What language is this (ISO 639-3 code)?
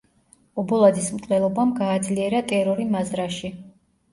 kat